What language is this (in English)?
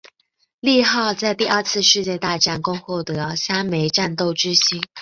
Chinese